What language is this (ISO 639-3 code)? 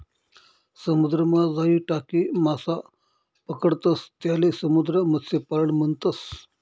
mar